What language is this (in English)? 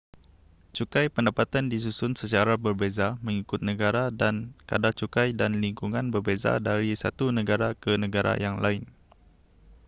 Malay